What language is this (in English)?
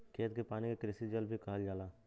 Bhojpuri